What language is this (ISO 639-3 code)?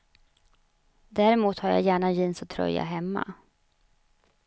swe